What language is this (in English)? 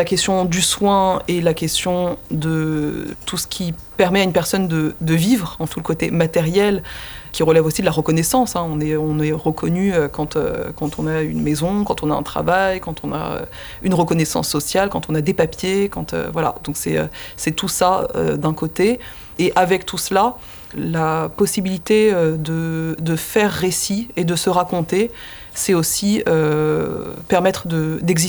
French